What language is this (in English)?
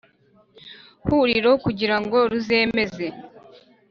Kinyarwanda